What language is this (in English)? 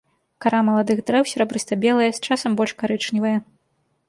Belarusian